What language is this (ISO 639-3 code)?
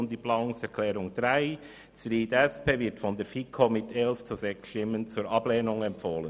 gsw